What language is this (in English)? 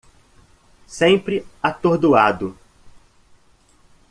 Portuguese